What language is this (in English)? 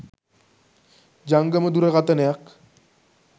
Sinhala